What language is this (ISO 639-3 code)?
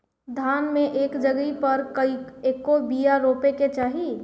bho